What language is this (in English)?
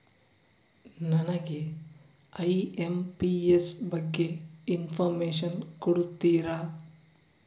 Kannada